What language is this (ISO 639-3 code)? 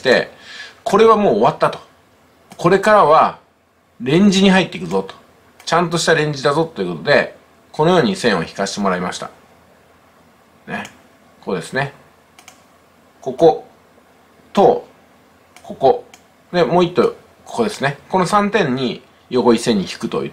jpn